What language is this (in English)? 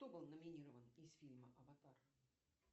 Russian